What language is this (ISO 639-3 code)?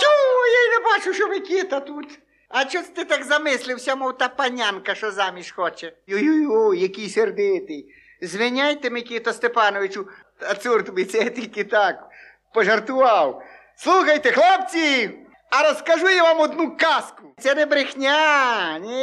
ukr